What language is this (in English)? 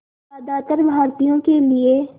Hindi